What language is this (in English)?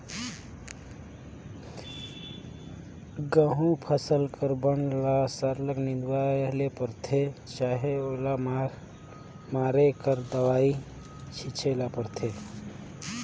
Chhattisgarhi